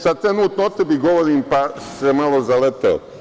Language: Serbian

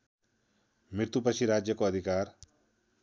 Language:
Nepali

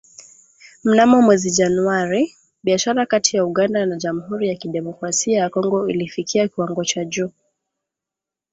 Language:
Swahili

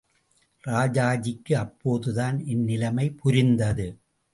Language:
Tamil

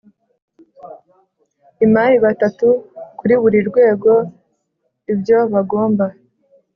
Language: Kinyarwanda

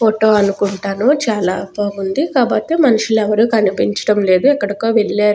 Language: Telugu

